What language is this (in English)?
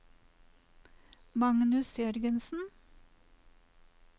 Norwegian